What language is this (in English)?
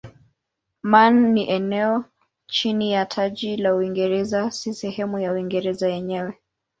Swahili